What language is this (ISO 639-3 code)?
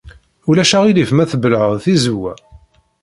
kab